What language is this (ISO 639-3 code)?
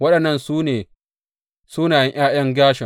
hau